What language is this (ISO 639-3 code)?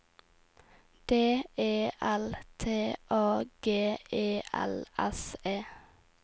nor